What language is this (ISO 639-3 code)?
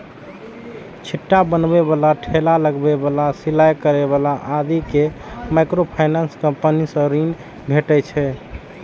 mai